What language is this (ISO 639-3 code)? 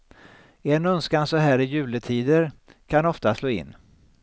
swe